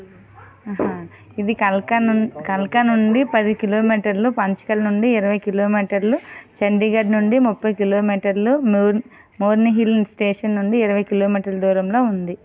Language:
Telugu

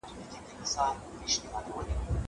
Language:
Pashto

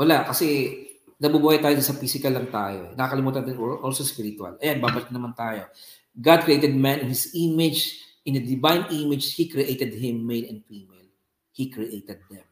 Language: Filipino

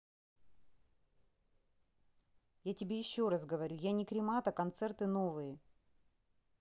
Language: Russian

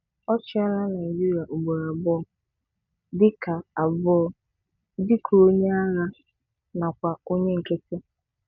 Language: Igbo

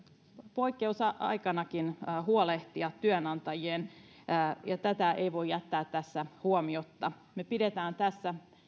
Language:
Finnish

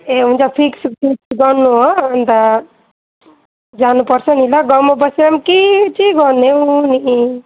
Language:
Nepali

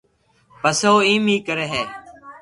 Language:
Loarki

